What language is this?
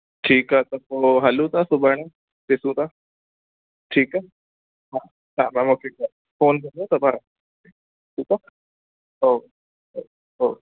Sindhi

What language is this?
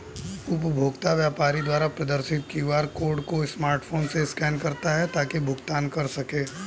Hindi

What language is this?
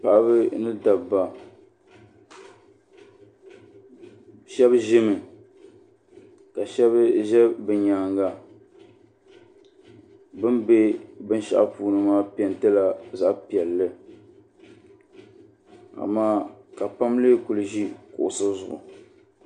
Dagbani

